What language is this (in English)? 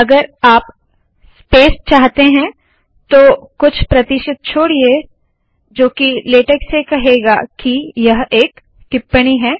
Hindi